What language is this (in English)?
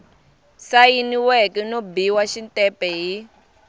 Tsonga